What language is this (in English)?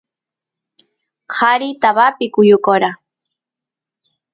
Santiago del Estero Quichua